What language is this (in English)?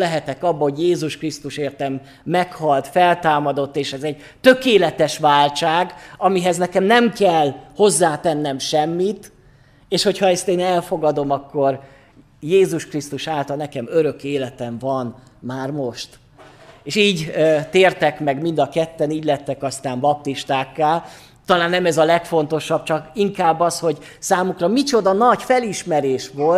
Hungarian